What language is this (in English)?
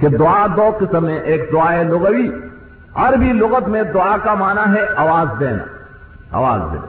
Urdu